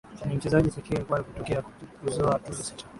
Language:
Swahili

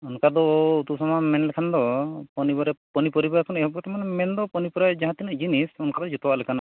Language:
Santali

